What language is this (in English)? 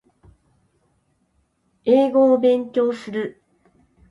Japanese